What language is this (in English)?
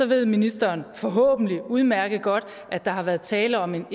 Danish